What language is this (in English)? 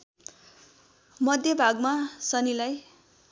Nepali